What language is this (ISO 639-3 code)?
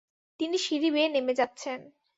ben